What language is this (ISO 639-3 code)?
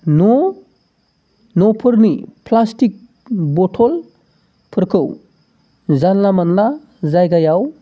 brx